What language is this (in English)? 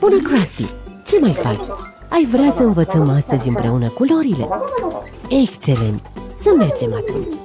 Romanian